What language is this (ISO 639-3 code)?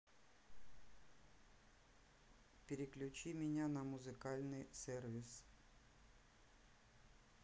rus